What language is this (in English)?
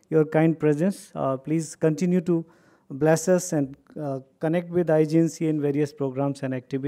English